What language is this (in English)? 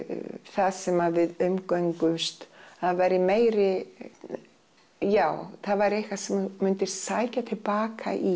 Icelandic